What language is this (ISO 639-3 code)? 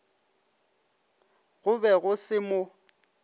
nso